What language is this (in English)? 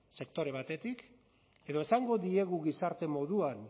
Basque